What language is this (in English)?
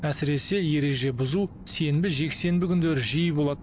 Kazakh